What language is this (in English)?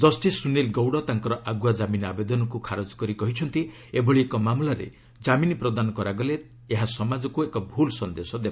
Odia